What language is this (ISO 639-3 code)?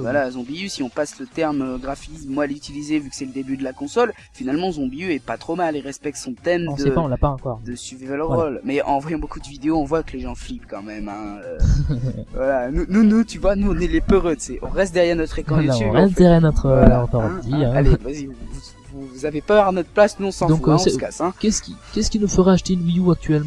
fra